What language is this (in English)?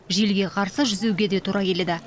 Kazakh